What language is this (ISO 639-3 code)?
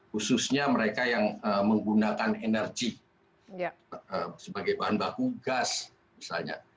ind